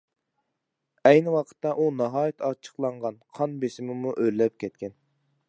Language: Uyghur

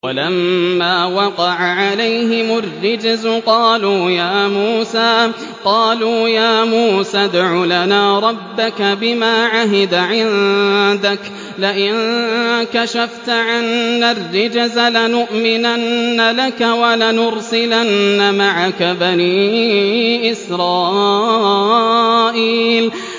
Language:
Arabic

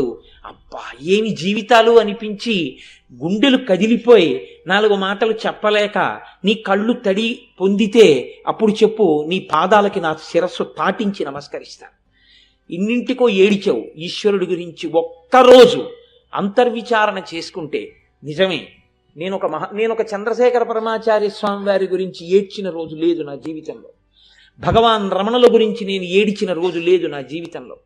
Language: Telugu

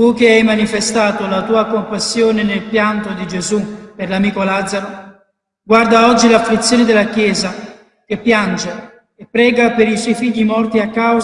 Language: Italian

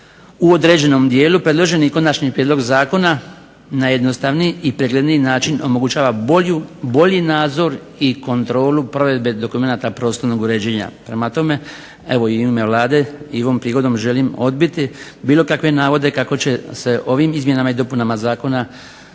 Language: Croatian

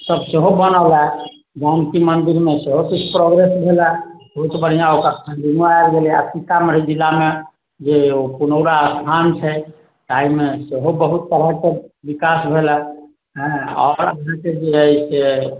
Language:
Maithili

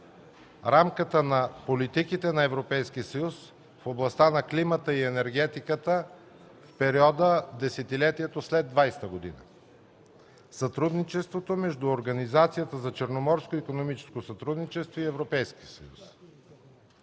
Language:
Bulgarian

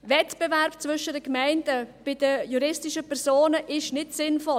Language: Swiss German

